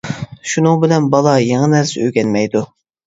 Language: Uyghur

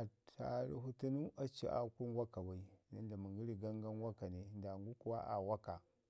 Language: Ngizim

